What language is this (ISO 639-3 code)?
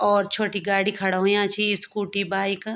gbm